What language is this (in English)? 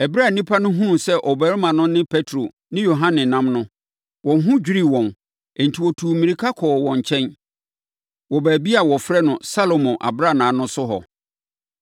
Akan